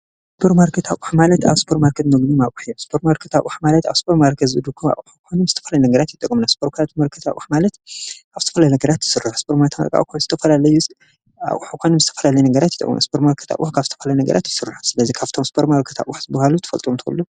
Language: Tigrinya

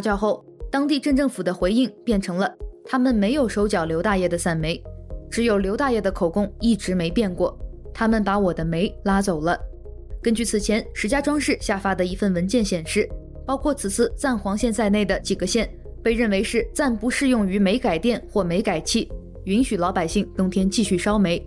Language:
Chinese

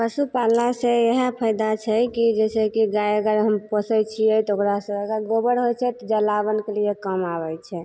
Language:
Maithili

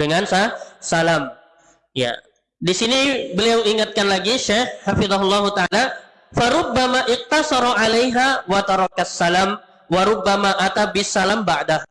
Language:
Indonesian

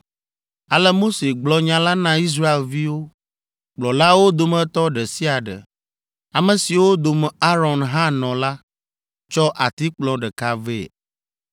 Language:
Ewe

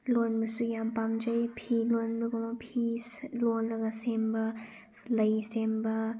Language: Manipuri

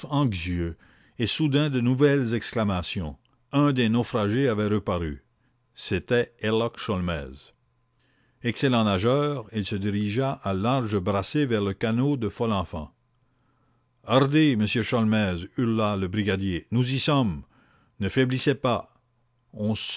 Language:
French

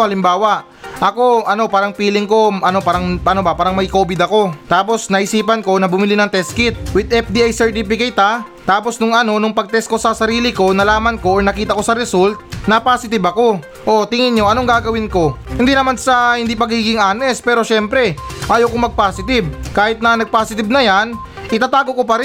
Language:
Filipino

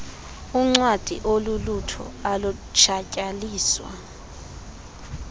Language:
Xhosa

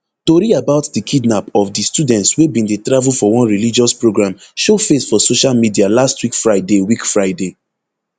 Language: Nigerian Pidgin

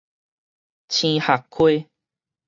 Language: Min Nan Chinese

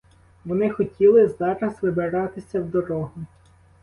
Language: Ukrainian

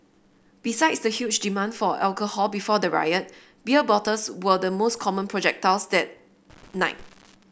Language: English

